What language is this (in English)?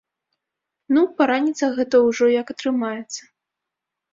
Belarusian